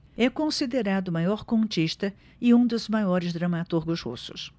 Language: Portuguese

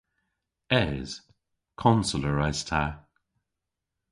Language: Cornish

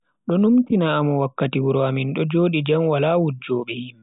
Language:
Bagirmi Fulfulde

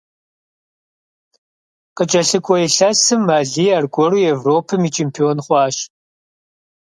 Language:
Kabardian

